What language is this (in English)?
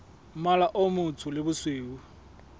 Southern Sotho